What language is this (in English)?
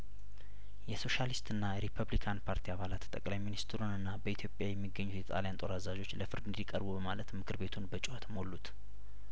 Amharic